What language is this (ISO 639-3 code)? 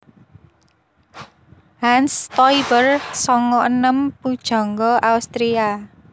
jav